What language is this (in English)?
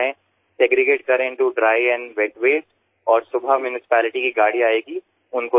Gujarati